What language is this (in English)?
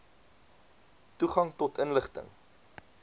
Afrikaans